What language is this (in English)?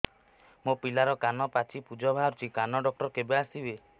Odia